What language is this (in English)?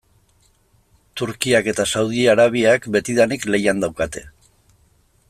Basque